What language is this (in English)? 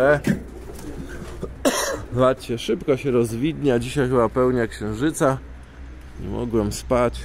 Polish